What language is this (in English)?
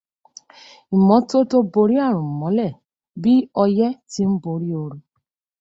Yoruba